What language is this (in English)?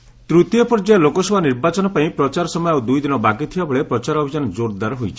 Odia